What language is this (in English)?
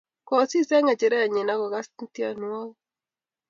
Kalenjin